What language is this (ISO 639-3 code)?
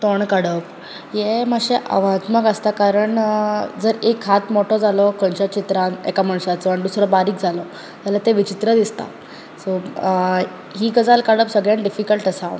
kok